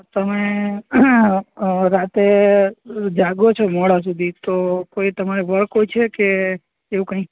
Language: Gujarati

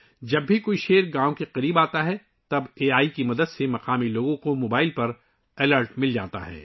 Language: Urdu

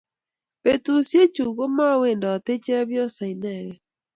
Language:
Kalenjin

